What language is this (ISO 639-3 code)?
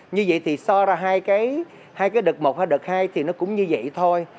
vie